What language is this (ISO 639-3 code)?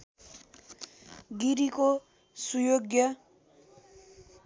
nep